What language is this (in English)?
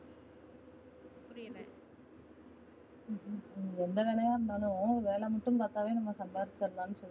Tamil